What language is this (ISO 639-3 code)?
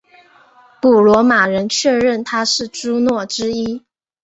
zho